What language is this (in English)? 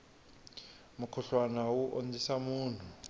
Tsonga